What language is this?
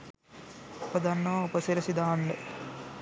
Sinhala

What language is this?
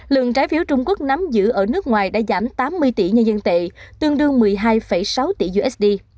Vietnamese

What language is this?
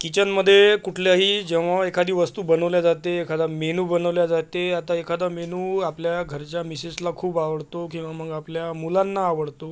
Marathi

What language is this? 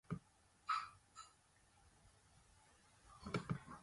Japanese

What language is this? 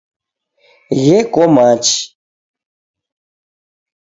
Taita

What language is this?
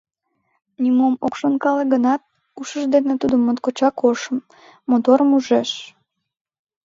Mari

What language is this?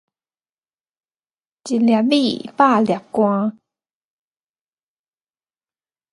Min Nan Chinese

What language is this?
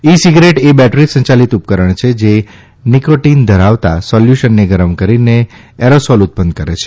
Gujarati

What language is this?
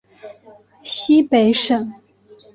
Chinese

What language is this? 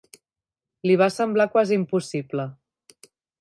Catalan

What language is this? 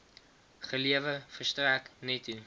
Afrikaans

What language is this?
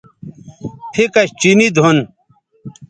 Bateri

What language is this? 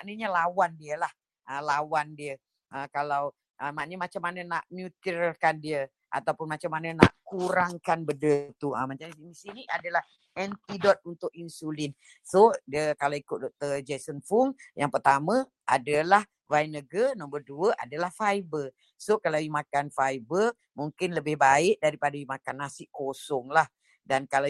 Malay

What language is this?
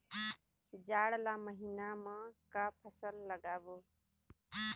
Chhattisgarhi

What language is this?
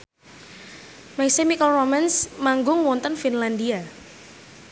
Javanese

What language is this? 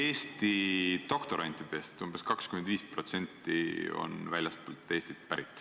Estonian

